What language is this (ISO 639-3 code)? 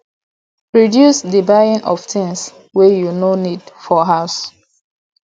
pcm